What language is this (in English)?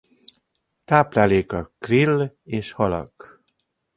Hungarian